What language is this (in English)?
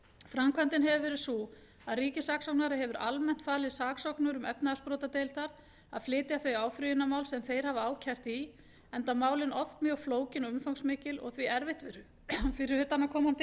Icelandic